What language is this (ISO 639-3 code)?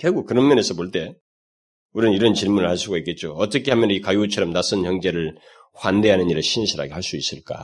kor